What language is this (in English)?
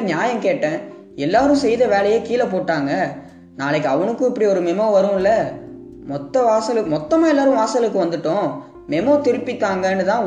Gujarati